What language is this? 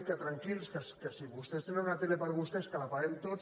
Catalan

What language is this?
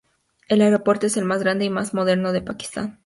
Spanish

